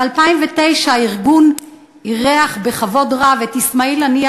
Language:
Hebrew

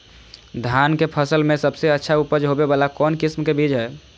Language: Magahi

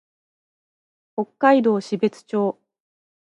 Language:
Japanese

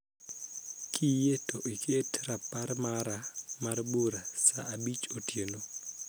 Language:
Luo (Kenya and Tanzania)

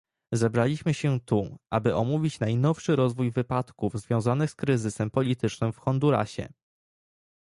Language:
Polish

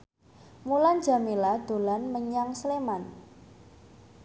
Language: Javanese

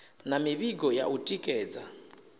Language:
Venda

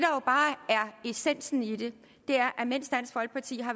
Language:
Danish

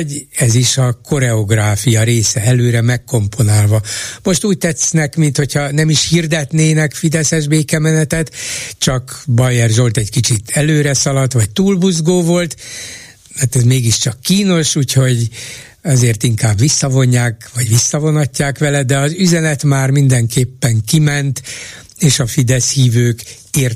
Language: Hungarian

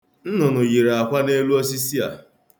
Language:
Igbo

